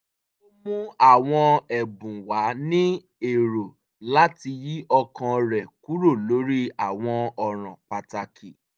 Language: Yoruba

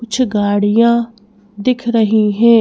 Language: Hindi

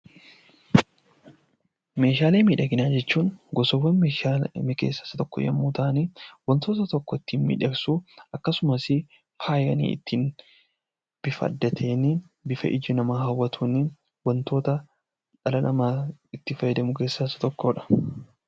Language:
Oromo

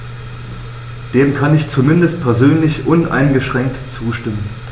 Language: German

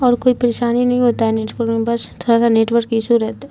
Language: Urdu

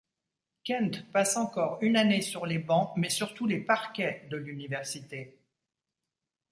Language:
French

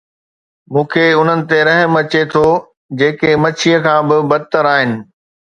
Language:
Sindhi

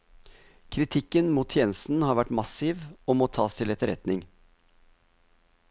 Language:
Norwegian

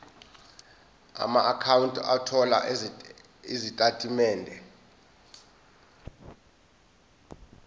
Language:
Zulu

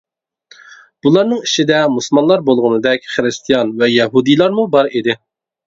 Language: Uyghur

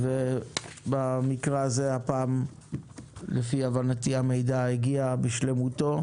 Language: Hebrew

